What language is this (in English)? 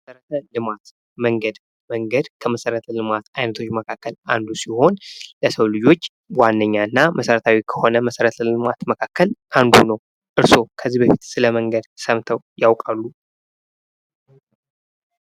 Amharic